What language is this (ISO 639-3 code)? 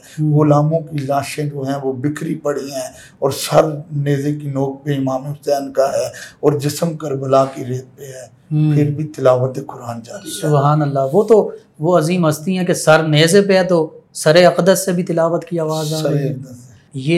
urd